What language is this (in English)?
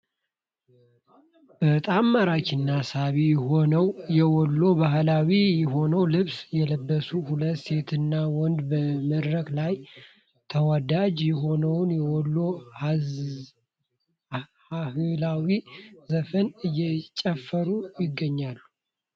Amharic